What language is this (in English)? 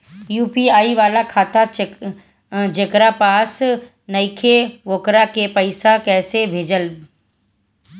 Bhojpuri